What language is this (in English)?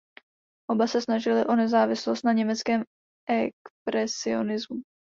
Czech